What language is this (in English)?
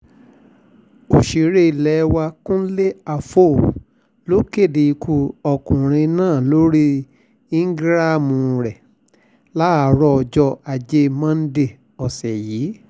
Yoruba